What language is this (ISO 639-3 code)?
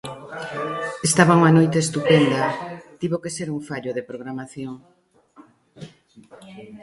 glg